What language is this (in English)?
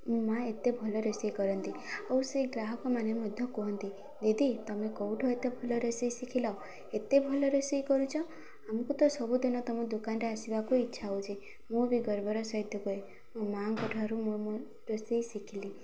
Odia